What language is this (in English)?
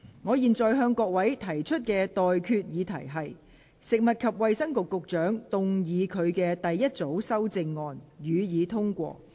Cantonese